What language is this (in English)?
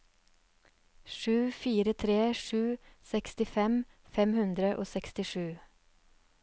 Norwegian